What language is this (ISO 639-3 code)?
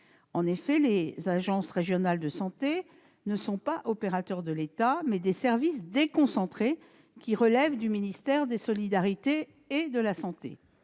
fra